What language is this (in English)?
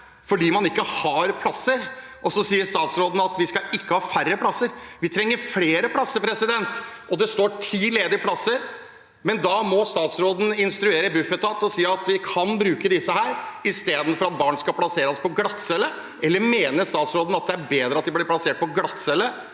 Norwegian